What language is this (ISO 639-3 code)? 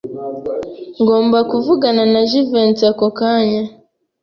kin